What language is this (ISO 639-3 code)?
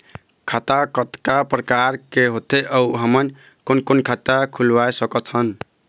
hne